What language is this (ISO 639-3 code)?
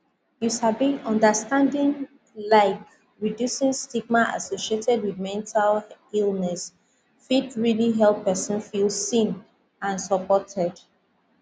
pcm